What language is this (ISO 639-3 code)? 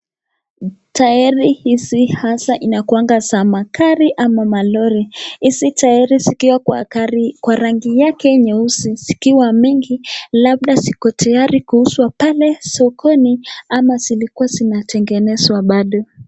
swa